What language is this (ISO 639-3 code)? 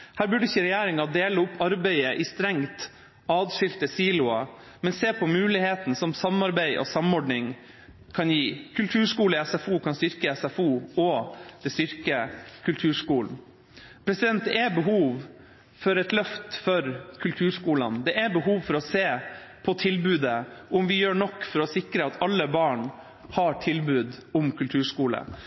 nob